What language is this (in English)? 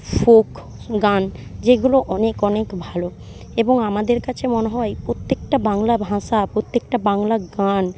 Bangla